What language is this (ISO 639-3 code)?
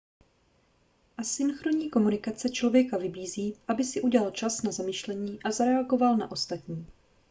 ces